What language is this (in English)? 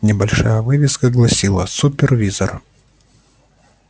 Russian